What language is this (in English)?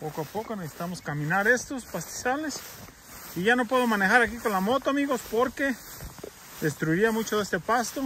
Spanish